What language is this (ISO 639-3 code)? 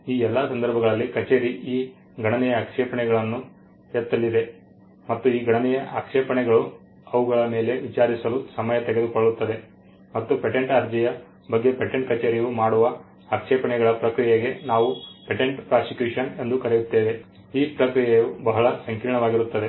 kan